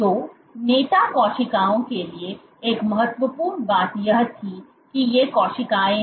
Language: Hindi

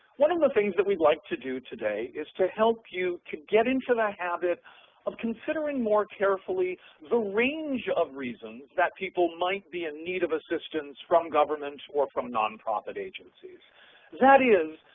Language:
English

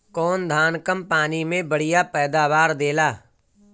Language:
Bhojpuri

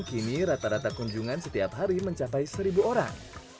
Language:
Indonesian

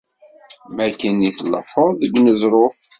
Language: Kabyle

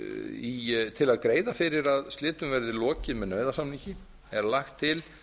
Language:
Icelandic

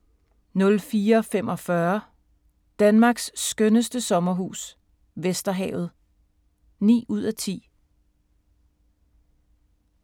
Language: Danish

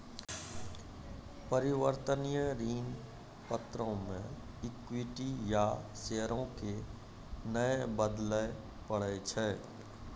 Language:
Maithili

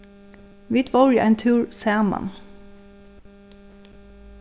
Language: Faroese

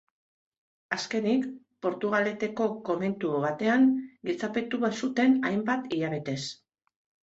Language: Basque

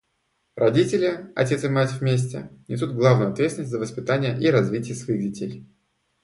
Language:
Russian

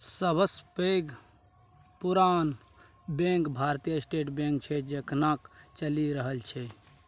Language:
Maithili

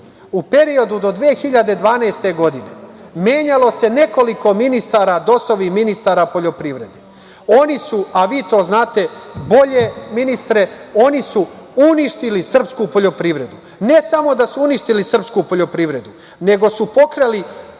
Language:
Serbian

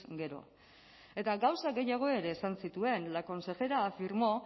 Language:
Basque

